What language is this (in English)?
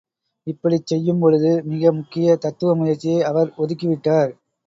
Tamil